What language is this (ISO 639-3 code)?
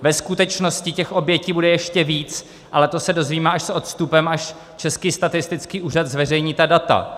ces